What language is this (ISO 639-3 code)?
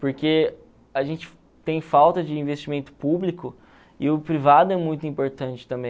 por